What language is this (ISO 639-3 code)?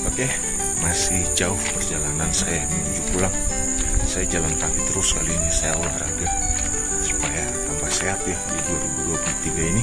ind